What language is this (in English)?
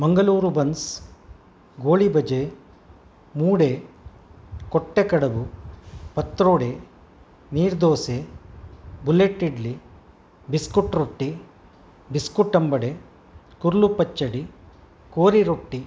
Sanskrit